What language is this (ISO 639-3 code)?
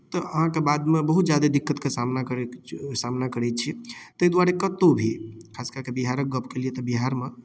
mai